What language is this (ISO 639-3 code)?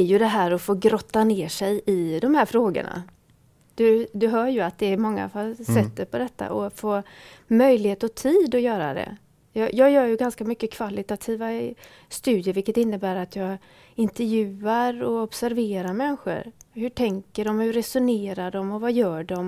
swe